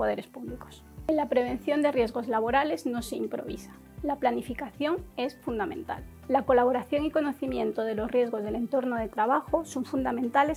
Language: Spanish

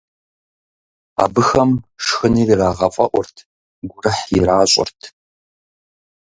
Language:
Kabardian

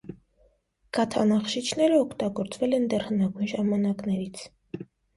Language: Armenian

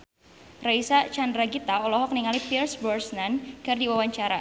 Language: Sundanese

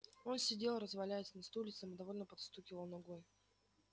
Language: Russian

